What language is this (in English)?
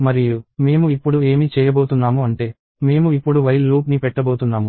Telugu